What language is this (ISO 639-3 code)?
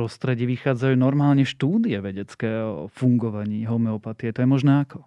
slk